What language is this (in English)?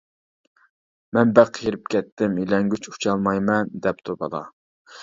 Uyghur